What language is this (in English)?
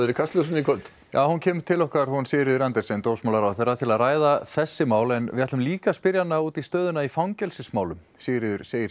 Icelandic